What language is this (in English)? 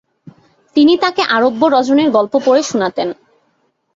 Bangla